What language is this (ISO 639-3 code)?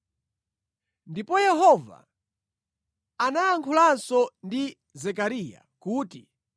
nya